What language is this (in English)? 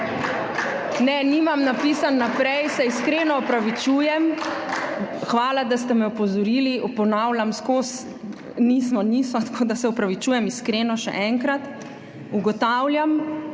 Slovenian